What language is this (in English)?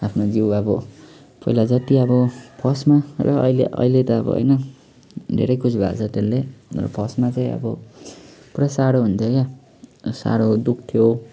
Nepali